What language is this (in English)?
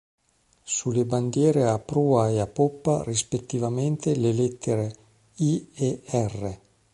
Italian